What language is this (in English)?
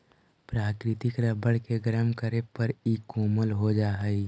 Magahi